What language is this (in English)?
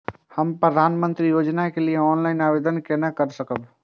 Maithili